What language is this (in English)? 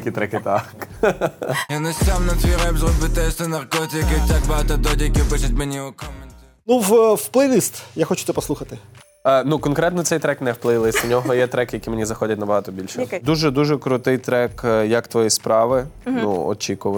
Ukrainian